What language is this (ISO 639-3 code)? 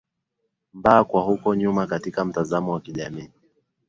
swa